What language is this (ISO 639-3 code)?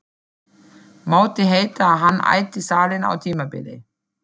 isl